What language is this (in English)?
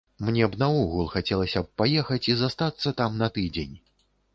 Belarusian